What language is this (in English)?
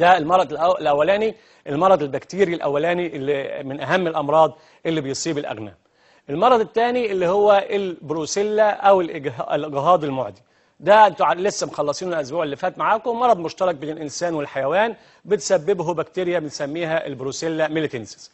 Arabic